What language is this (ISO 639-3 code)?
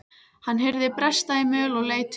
isl